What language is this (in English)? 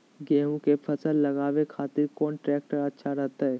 Magahi